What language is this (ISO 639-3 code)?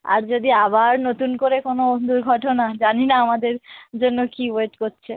ben